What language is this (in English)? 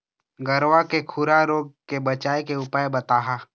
Chhattisgarhi